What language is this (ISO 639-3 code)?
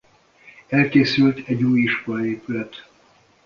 hun